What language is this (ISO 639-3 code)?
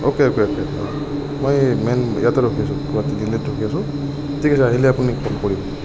asm